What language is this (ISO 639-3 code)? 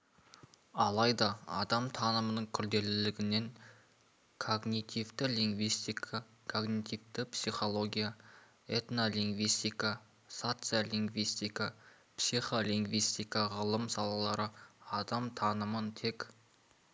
kaz